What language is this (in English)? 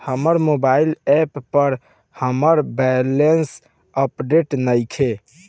Bhojpuri